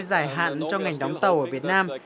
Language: Vietnamese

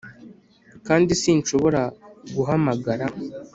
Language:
Kinyarwanda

